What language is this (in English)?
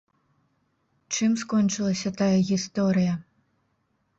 Belarusian